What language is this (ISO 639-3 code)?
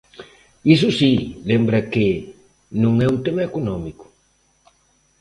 glg